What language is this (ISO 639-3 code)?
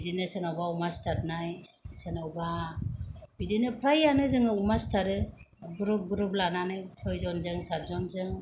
brx